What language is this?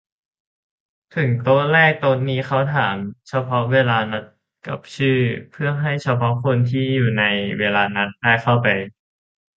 Thai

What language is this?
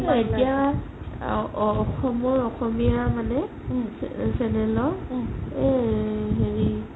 Assamese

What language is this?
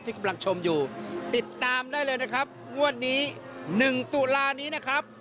Thai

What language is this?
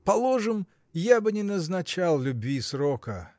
Russian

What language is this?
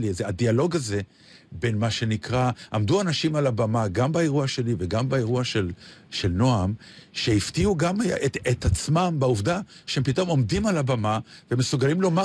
Hebrew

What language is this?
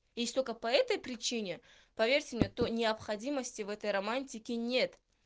Russian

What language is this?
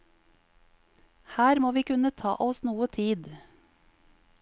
Norwegian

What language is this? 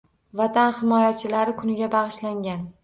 Uzbek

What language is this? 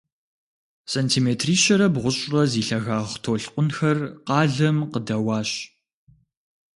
Kabardian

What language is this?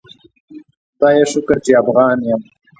Pashto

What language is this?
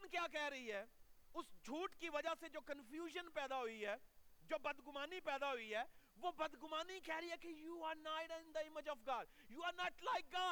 Urdu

